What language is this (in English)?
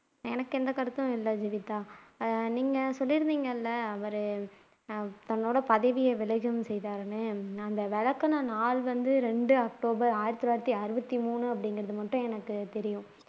Tamil